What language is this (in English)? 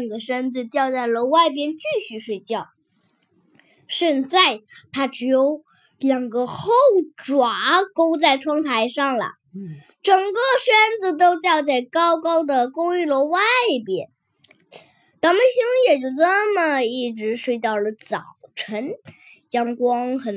Chinese